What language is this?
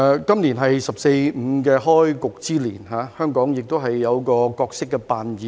Cantonese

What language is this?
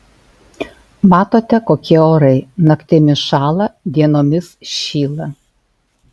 Lithuanian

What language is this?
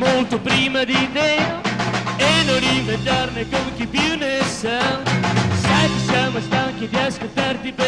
Romanian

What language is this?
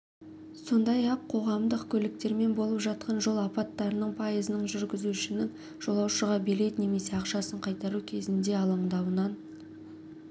Kazakh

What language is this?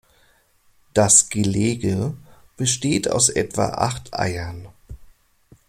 German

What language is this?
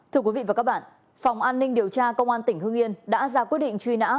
Vietnamese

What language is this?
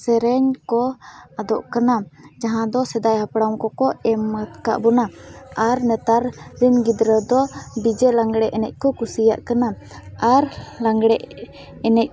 Santali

